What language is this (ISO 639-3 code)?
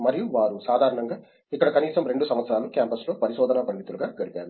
tel